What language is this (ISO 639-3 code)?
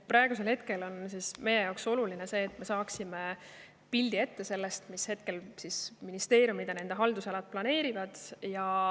est